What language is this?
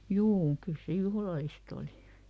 Finnish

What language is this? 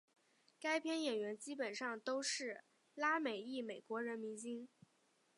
Chinese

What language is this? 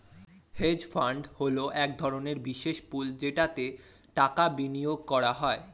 Bangla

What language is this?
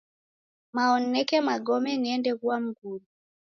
Taita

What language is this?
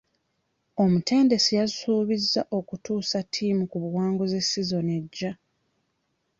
Ganda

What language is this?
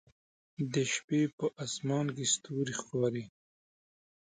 Pashto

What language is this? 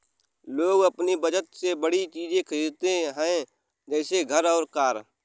Hindi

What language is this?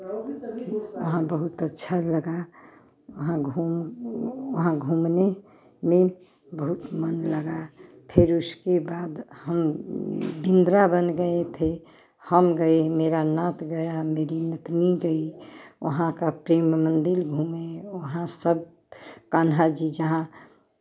Hindi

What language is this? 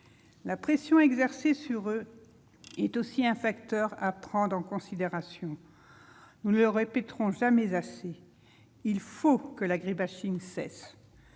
French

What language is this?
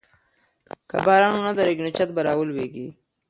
Pashto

